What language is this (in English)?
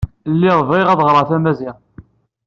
Kabyle